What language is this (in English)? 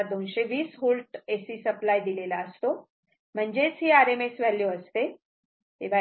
Marathi